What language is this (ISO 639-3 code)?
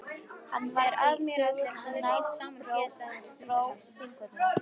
isl